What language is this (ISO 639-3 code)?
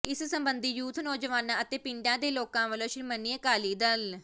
pan